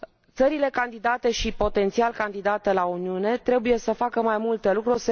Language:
Romanian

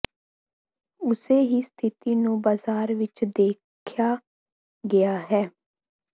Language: Punjabi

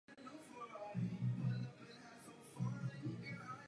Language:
Czech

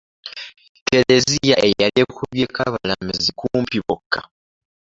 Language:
Ganda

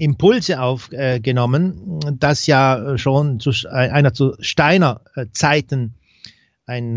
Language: German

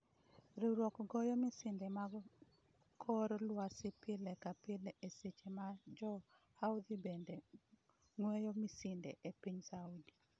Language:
Luo (Kenya and Tanzania)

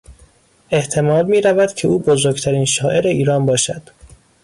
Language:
Persian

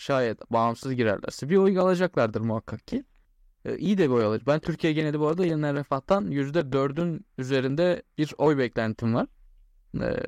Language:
Turkish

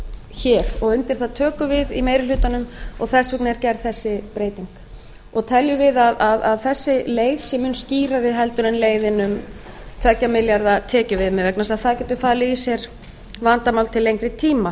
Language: Icelandic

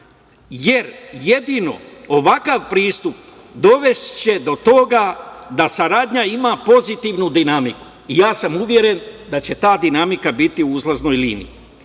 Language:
Serbian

